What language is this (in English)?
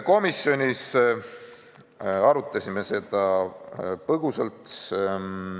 Estonian